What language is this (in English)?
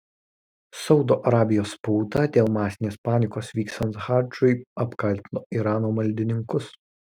Lithuanian